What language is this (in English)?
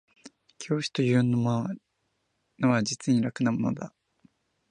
Japanese